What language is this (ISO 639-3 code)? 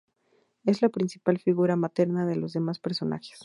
spa